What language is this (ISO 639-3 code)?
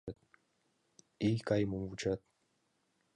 chm